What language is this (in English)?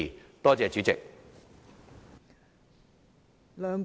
Cantonese